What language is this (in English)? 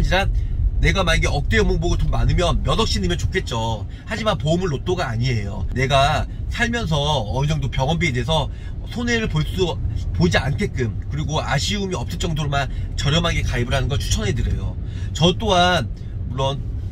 Korean